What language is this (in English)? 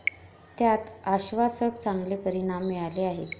Marathi